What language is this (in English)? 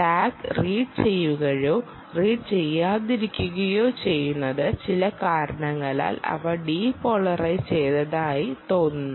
Malayalam